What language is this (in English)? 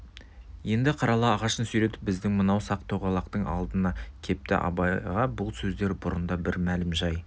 Kazakh